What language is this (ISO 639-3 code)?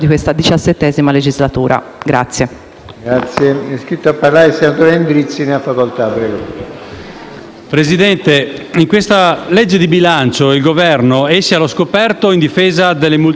ita